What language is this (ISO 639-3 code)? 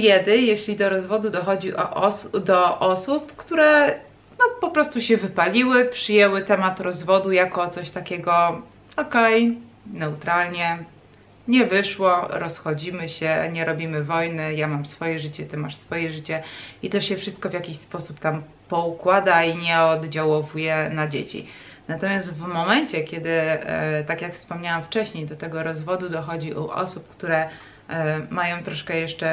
pol